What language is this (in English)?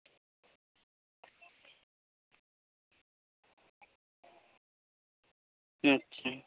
Santali